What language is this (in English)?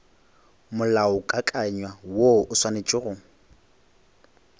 Northern Sotho